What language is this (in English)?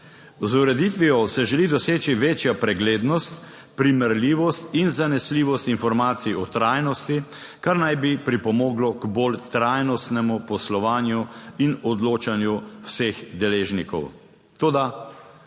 Slovenian